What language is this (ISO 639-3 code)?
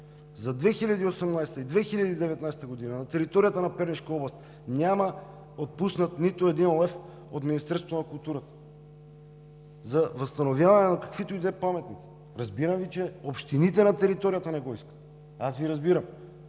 bul